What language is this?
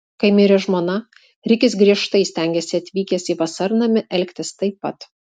Lithuanian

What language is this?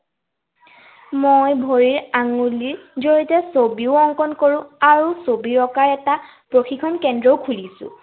Assamese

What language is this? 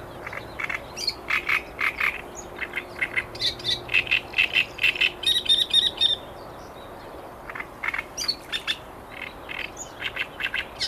Polish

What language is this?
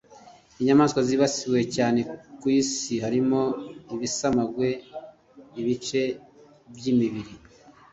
Kinyarwanda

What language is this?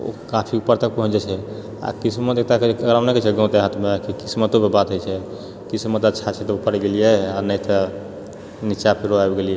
Maithili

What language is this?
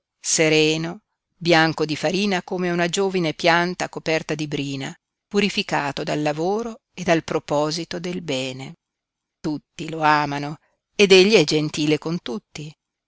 Italian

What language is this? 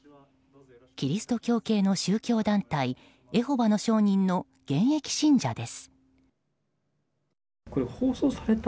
Japanese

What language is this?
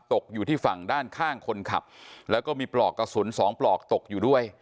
Thai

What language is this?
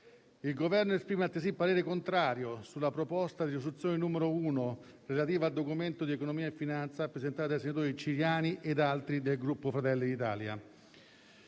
Italian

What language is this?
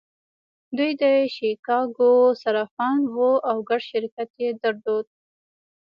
Pashto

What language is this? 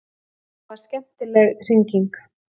Icelandic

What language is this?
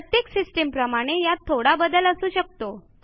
Marathi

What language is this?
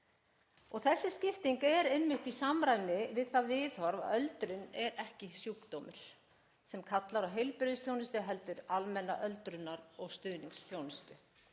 Icelandic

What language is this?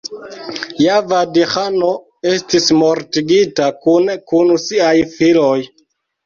Esperanto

